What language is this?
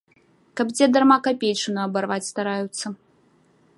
Belarusian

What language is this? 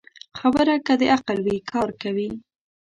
Pashto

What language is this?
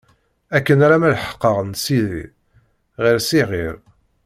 Kabyle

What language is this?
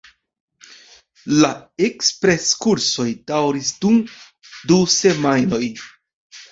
Esperanto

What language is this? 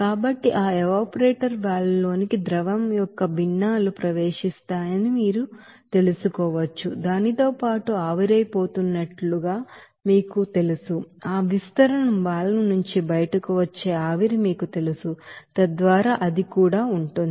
Telugu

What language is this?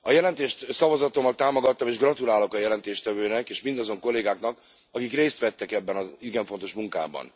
Hungarian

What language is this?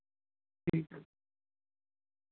Urdu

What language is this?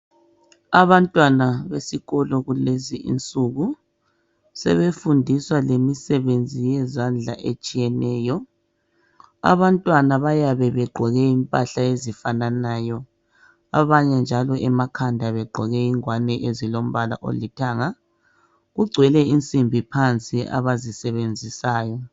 North Ndebele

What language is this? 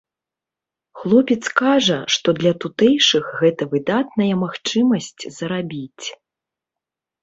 Belarusian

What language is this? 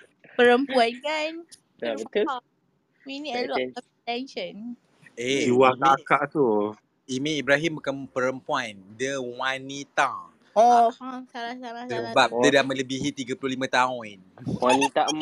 Malay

